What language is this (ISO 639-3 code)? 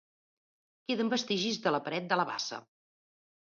cat